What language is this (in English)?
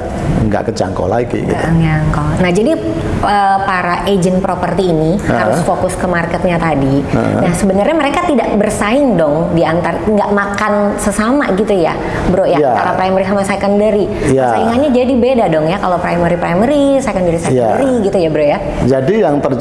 Indonesian